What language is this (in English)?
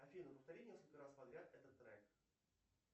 Russian